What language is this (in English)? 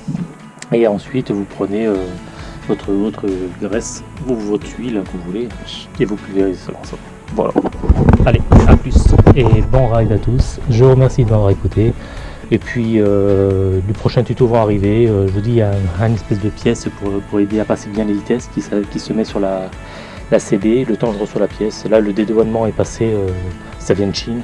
French